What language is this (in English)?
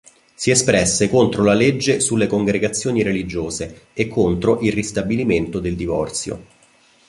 Italian